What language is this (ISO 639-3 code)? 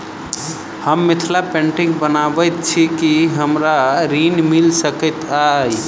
mai